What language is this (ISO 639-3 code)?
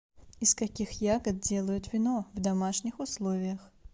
rus